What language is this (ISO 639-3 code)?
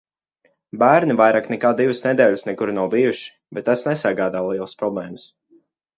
lav